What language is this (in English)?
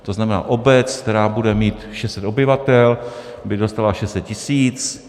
Czech